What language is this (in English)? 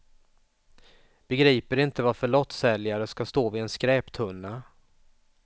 Swedish